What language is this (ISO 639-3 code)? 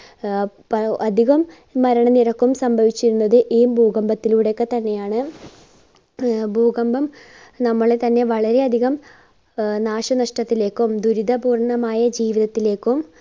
mal